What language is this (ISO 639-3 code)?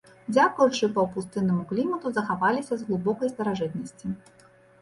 bel